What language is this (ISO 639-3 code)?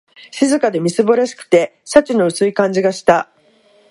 jpn